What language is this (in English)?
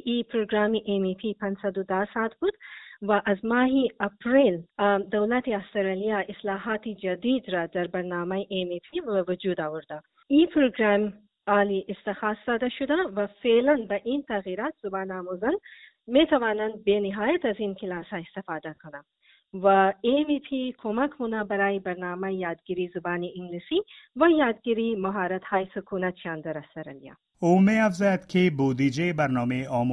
Persian